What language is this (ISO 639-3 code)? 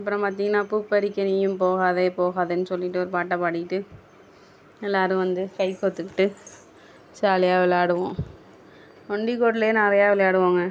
tam